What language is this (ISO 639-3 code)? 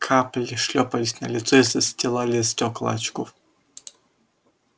rus